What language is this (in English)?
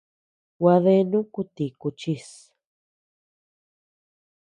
Tepeuxila Cuicatec